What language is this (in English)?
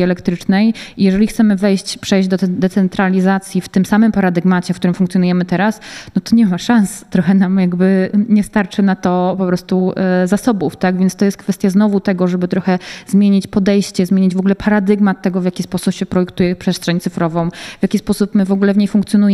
Polish